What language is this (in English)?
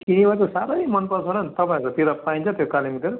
Nepali